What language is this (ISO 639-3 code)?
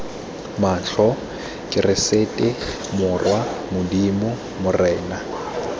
tsn